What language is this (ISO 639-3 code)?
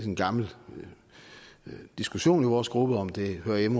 dan